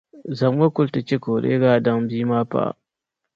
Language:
Dagbani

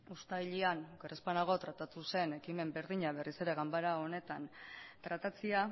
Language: Basque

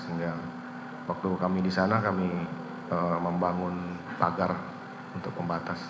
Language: Indonesian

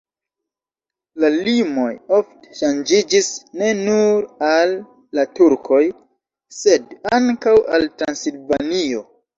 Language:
Esperanto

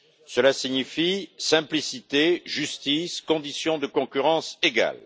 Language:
French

